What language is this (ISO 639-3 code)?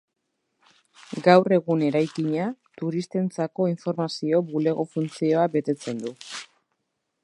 eus